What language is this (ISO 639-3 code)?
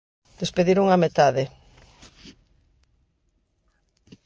glg